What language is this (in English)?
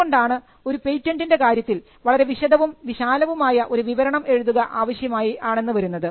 Malayalam